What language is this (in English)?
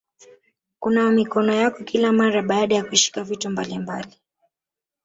Swahili